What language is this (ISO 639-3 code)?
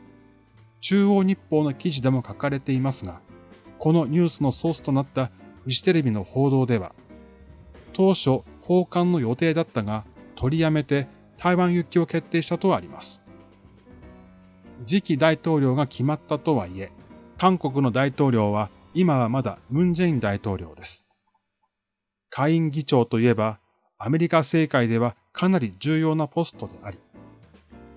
jpn